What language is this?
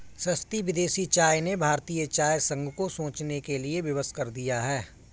Hindi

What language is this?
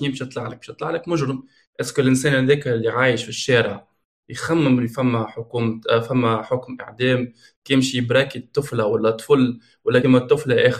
Arabic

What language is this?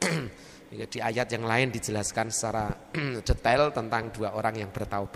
Indonesian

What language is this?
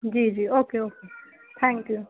Urdu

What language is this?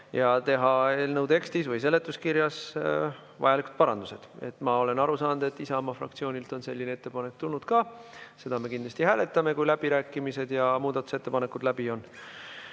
Estonian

